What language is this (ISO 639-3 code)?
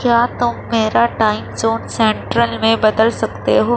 urd